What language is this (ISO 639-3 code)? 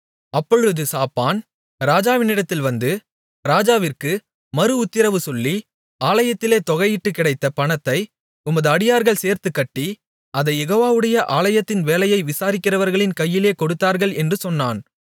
tam